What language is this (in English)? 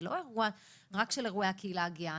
Hebrew